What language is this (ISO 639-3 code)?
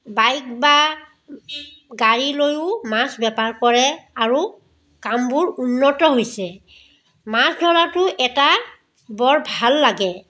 asm